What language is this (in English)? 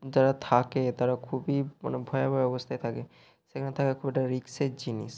Bangla